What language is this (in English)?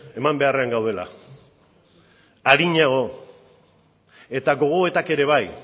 Basque